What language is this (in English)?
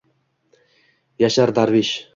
Uzbek